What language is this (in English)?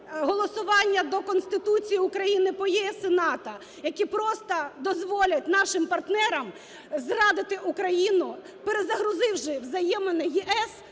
Ukrainian